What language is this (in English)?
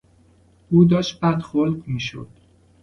Persian